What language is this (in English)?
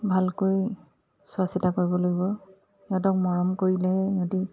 Assamese